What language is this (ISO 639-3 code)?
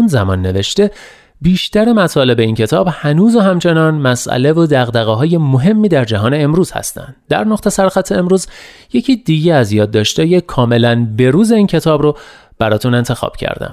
fas